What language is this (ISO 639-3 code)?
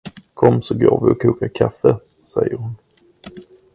swe